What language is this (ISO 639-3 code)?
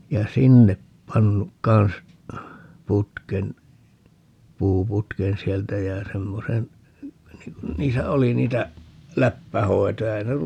fin